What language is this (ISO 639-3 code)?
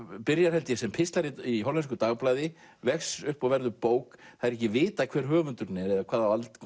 isl